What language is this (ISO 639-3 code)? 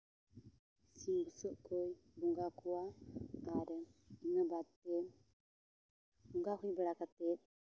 sat